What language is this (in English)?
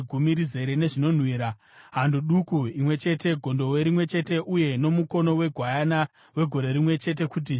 Shona